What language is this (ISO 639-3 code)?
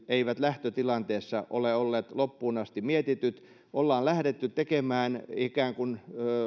fin